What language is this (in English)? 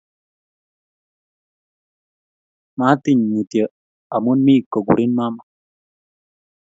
Kalenjin